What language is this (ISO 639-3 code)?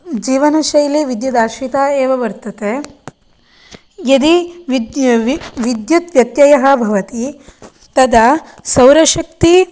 san